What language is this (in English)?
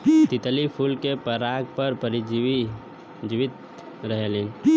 Bhojpuri